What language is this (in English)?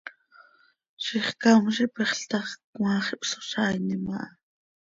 Seri